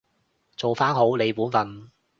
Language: Cantonese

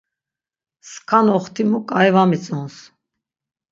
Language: Laz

